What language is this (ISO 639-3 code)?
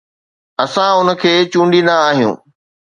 snd